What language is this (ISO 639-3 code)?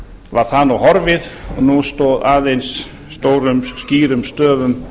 isl